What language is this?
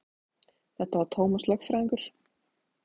Icelandic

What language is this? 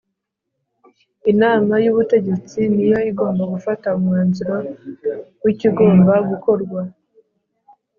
Kinyarwanda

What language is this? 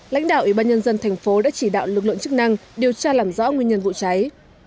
Vietnamese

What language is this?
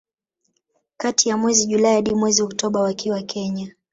Swahili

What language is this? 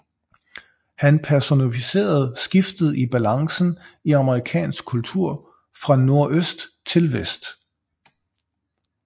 Danish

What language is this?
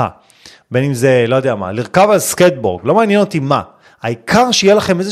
Hebrew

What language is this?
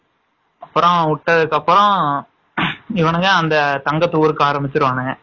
Tamil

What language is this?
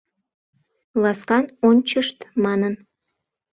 Mari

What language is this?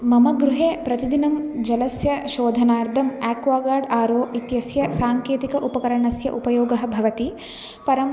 Sanskrit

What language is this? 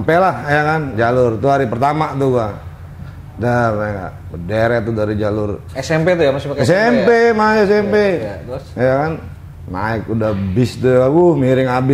Indonesian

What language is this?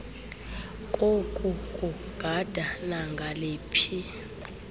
Xhosa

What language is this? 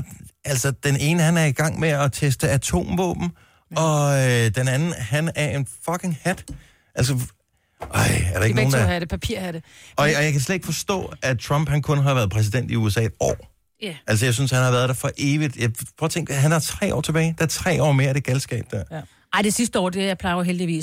Danish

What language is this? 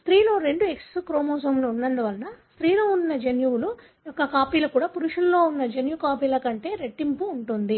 Telugu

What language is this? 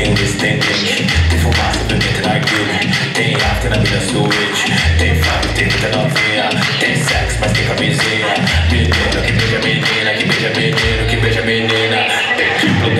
Ukrainian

